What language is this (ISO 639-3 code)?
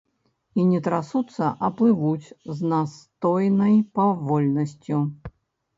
bel